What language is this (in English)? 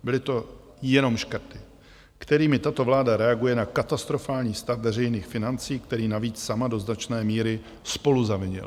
Czech